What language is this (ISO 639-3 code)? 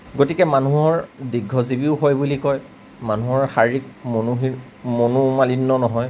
asm